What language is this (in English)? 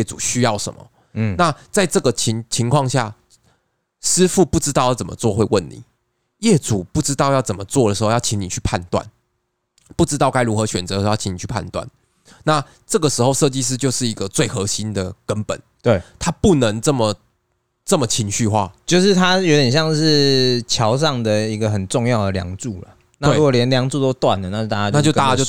Chinese